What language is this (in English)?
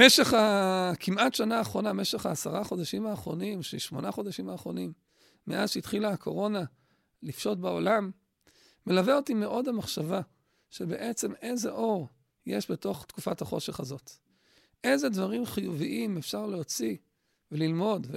Hebrew